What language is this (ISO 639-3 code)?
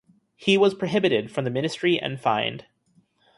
eng